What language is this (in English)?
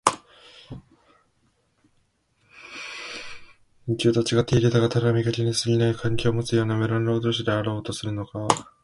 Japanese